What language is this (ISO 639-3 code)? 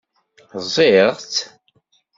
kab